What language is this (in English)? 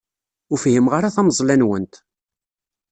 Kabyle